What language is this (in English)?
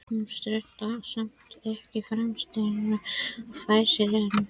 Icelandic